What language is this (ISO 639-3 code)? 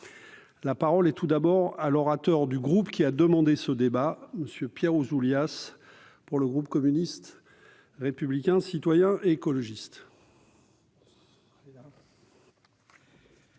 fra